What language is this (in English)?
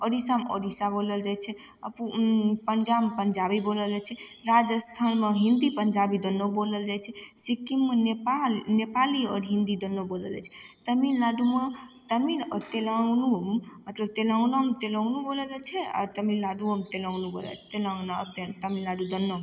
Maithili